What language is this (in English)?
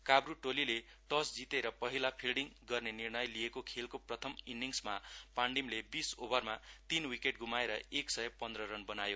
Nepali